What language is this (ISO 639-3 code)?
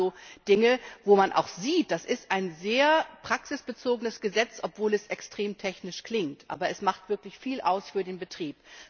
deu